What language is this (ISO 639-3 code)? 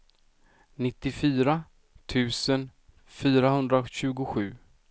swe